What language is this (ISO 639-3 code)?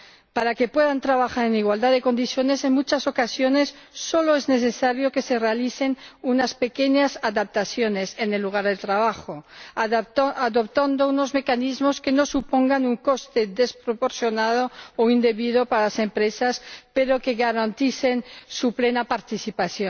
spa